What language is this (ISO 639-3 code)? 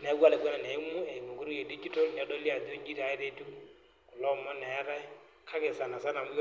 mas